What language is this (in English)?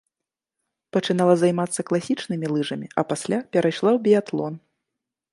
Belarusian